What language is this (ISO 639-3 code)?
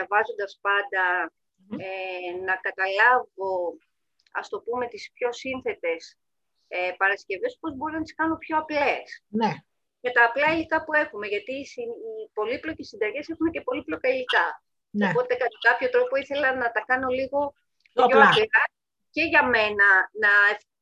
ell